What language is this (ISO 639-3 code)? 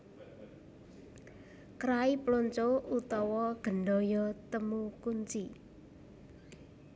jav